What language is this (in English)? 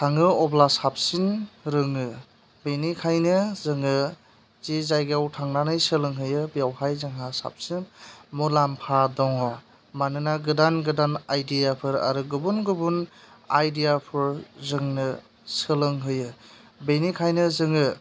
Bodo